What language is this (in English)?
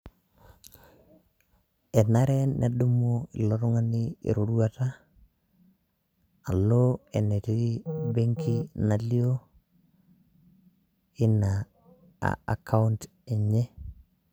Masai